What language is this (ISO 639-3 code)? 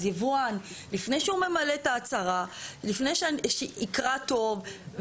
heb